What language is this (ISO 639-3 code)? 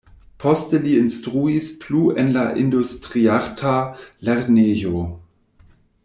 epo